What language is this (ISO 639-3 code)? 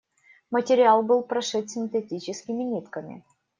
rus